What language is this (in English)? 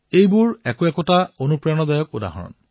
Assamese